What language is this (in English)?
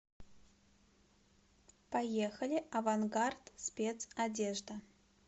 Russian